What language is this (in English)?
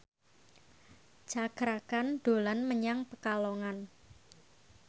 Javanese